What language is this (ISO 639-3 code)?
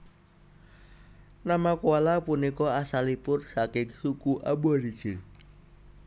jav